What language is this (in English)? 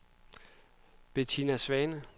Danish